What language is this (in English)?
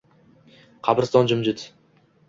Uzbek